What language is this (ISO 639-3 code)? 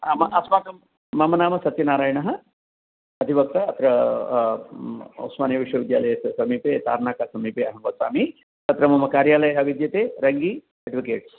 san